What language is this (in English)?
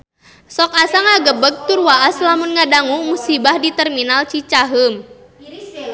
Sundanese